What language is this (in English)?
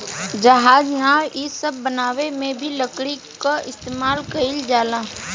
Bhojpuri